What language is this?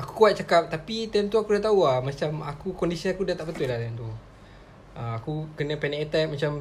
Malay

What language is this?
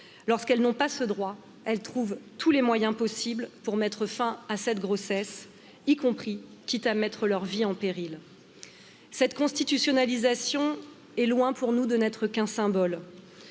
French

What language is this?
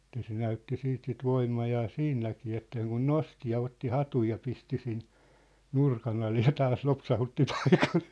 Finnish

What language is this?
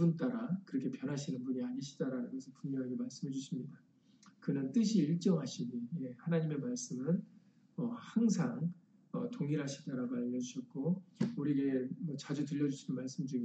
Korean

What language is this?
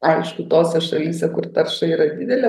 Lithuanian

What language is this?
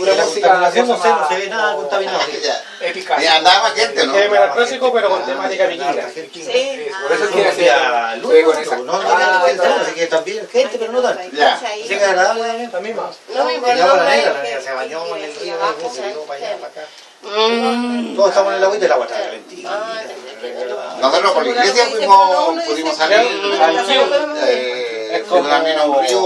Spanish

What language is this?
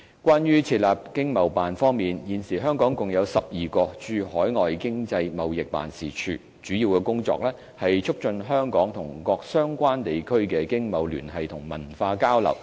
Cantonese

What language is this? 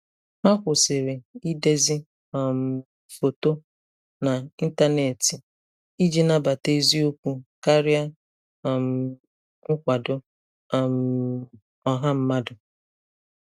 Igbo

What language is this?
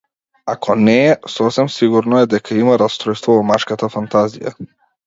Macedonian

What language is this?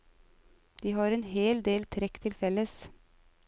Norwegian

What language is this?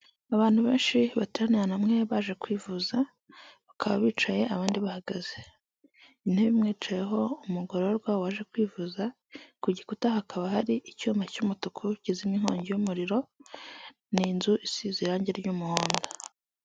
Kinyarwanda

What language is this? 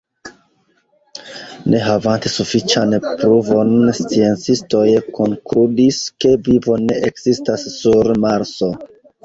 Esperanto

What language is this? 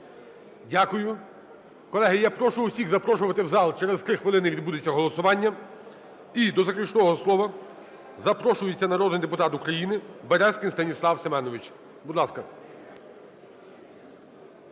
Ukrainian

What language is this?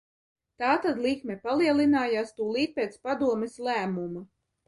Latvian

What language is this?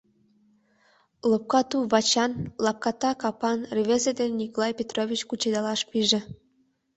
Mari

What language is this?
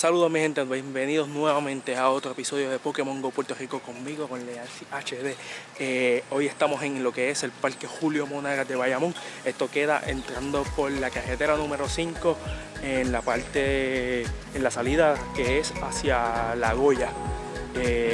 Spanish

